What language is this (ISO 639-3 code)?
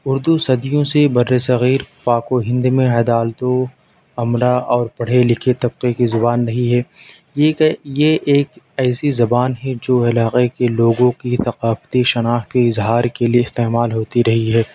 urd